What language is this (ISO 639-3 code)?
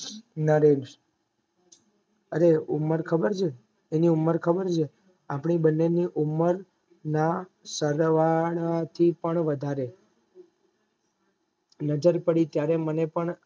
guj